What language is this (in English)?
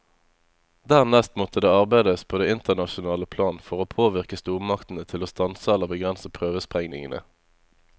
Norwegian